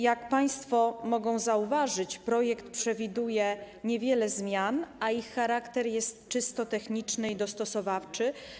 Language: Polish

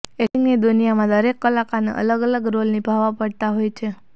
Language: Gujarati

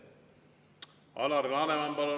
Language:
Estonian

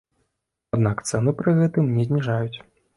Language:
Belarusian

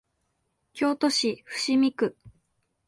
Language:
Japanese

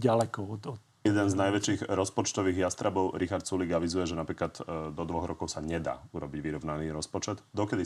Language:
Slovak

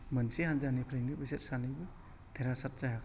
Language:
Bodo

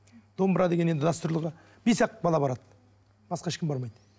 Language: Kazakh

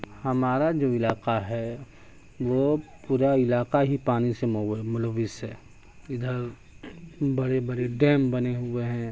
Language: Urdu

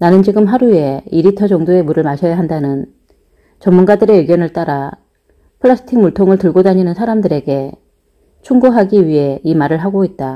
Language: Korean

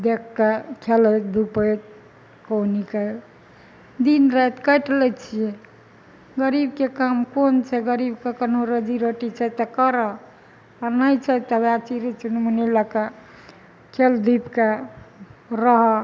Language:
Maithili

